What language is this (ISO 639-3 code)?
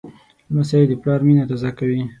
pus